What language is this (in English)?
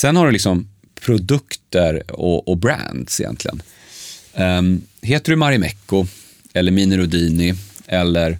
Swedish